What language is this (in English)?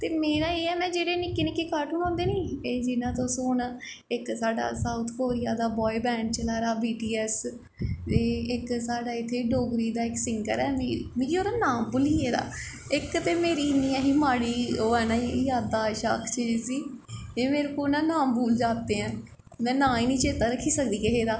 Dogri